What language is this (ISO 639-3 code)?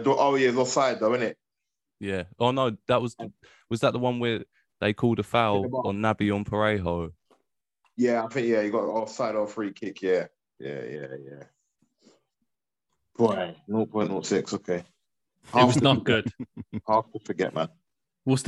eng